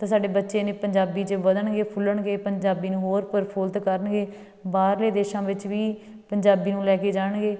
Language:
Punjabi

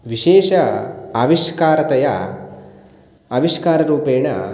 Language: Sanskrit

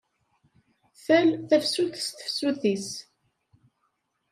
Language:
Kabyle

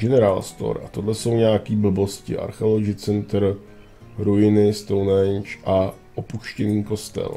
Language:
Czech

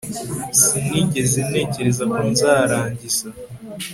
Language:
Kinyarwanda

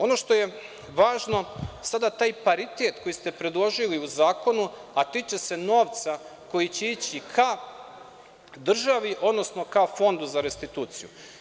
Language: Serbian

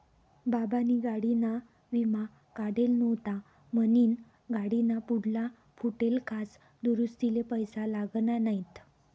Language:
Marathi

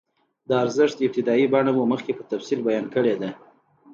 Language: Pashto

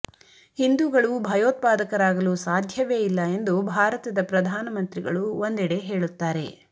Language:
Kannada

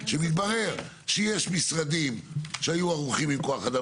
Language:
Hebrew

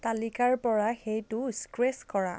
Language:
Assamese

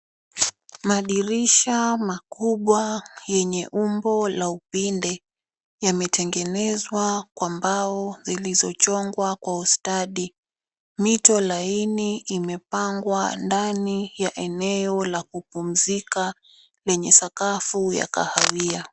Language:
Swahili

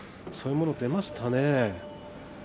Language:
Japanese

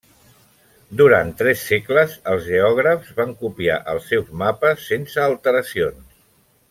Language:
Catalan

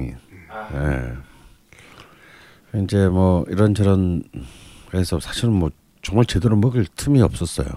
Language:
Korean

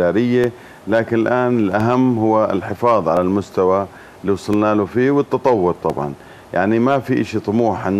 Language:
Arabic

